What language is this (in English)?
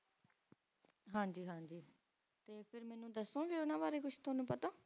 Punjabi